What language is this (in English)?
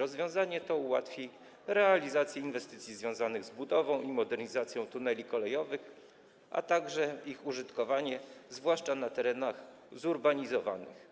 Polish